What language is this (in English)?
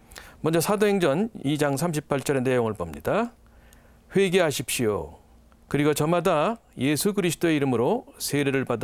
Korean